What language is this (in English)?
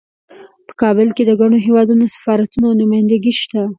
Pashto